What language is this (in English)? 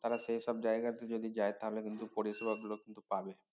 Bangla